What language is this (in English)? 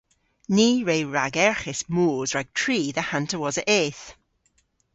Cornish